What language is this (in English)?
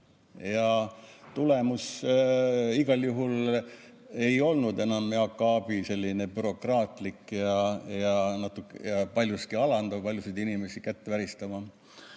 Estonian